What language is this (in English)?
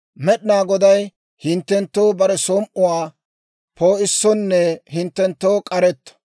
Dawro